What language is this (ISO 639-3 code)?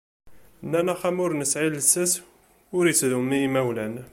kab